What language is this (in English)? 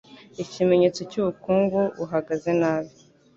Kinyarwanda